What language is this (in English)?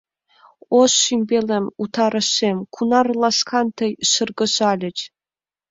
Mari